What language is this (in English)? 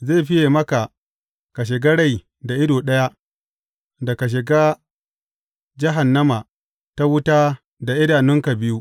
Hausa